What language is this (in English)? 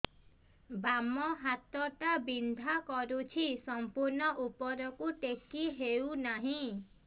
Odia